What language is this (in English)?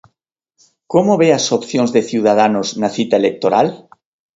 Galician